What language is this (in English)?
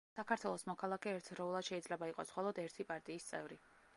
Georgian